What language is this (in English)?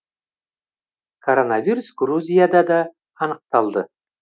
Kazakh